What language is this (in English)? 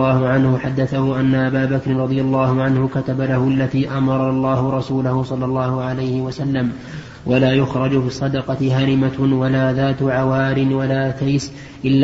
Arabic